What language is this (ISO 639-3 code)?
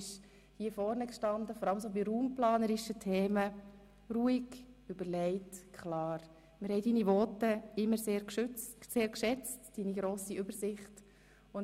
gsw